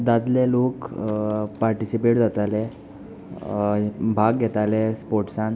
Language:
Konkani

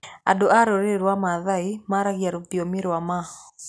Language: Kikuyu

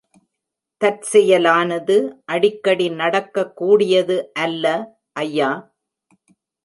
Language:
Tamil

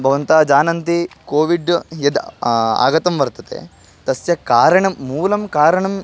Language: Sanskrit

